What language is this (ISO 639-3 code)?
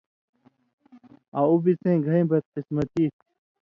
mvy